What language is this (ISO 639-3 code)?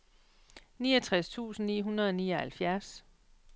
dan